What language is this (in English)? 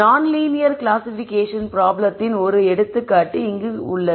Tamil